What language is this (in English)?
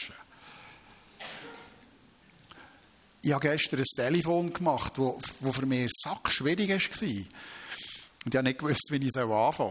German